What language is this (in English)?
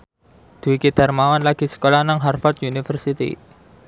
Javanese